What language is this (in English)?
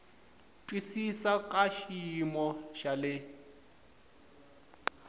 Tsonga